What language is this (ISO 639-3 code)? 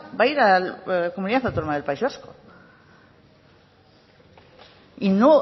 spa